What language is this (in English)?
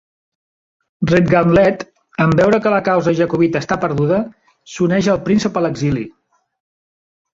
Catalan